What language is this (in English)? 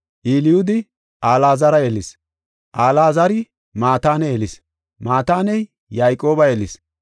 Gofa